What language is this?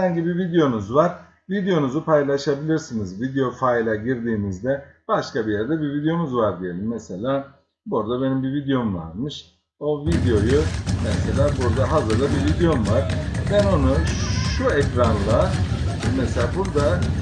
Turkish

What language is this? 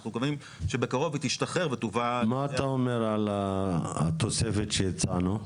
Hebrew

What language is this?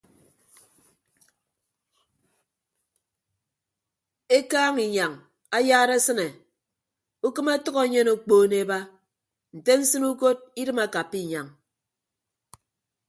Ibibio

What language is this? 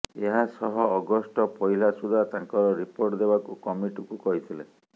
Odia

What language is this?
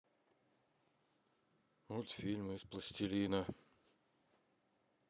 Russian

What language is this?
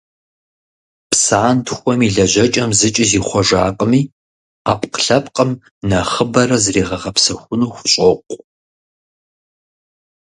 Kabardian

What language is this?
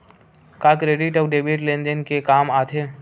Chhattisgarhi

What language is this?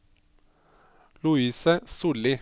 Norwegian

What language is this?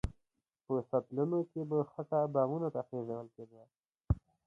Pashto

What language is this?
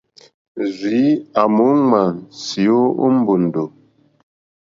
Mokpwe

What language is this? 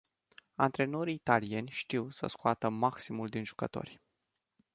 Romanian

